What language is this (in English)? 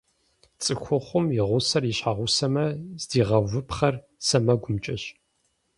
Kabardian